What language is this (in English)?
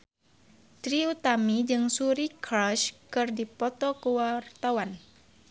Sundanese